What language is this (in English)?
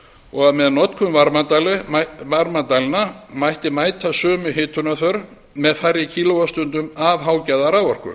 Icelandic